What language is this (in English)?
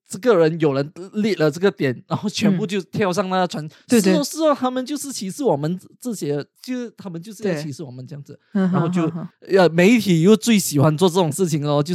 Chinese